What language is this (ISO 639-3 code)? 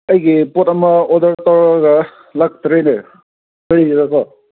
mni